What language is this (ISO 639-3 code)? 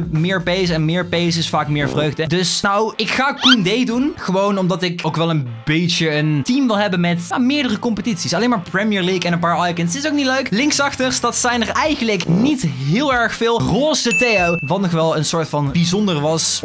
nld